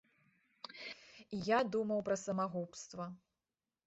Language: Belarusian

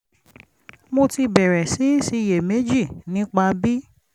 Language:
Yoruba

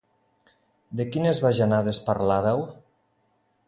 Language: Catalan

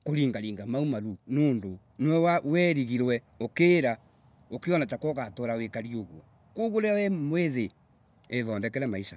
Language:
Embu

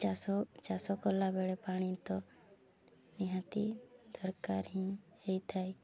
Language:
Odia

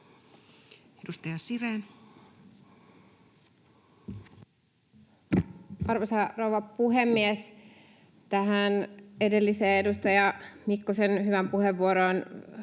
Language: Finnish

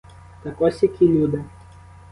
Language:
Ukrainian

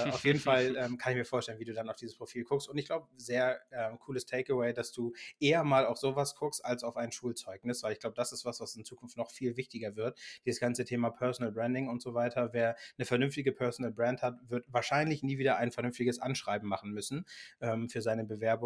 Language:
German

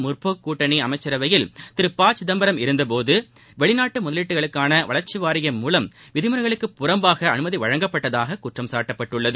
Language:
Tamil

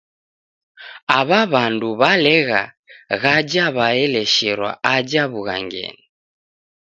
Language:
Taita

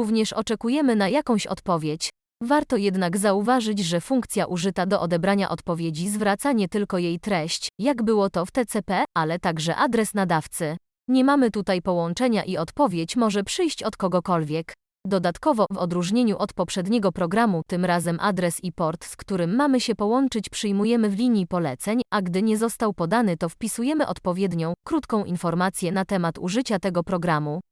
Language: Polish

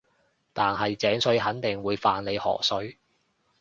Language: Cantonese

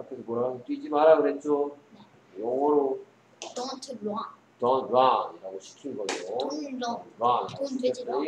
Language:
Korean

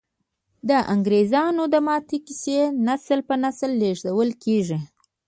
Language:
Pashto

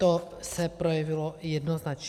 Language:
Czech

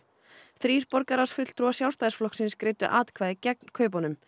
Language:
Icelandic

